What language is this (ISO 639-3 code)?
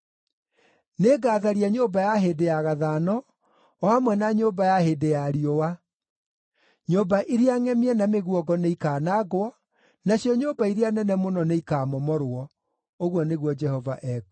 kik